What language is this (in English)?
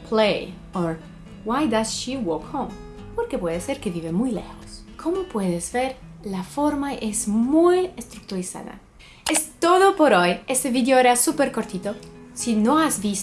Spanish